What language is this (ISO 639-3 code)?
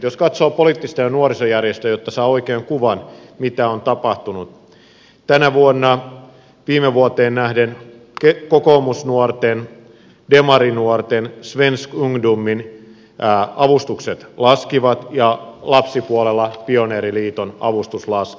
fin